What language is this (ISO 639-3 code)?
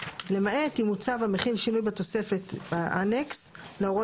heb